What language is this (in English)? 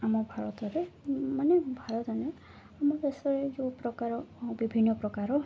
Odia